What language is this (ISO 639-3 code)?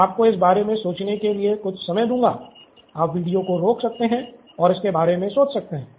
hin